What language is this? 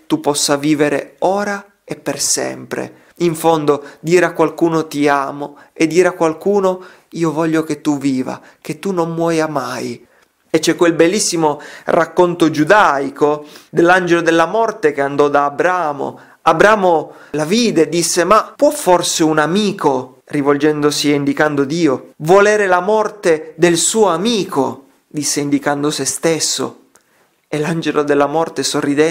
Italian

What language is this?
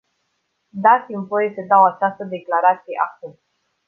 Romanian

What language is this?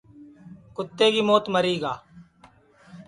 Sansi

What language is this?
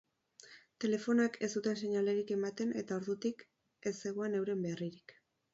Basque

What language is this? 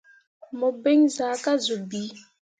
Mundang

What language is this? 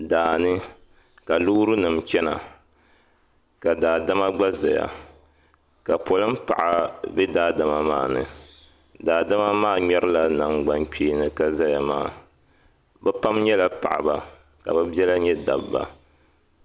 Dagbani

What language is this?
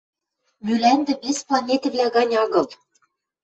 Western Mari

